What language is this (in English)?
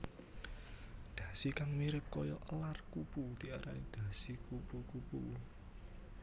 Javanese